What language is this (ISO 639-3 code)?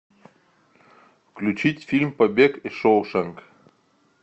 rus